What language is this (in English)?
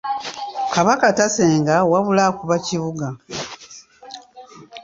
Ganda